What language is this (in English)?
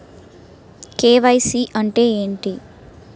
Telugu